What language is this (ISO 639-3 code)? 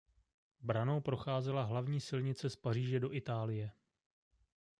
ces